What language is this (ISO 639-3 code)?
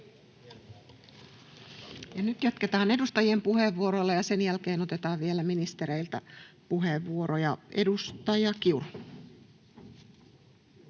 fin